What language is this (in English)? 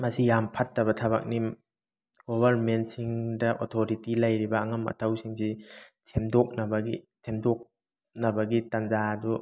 Manipuri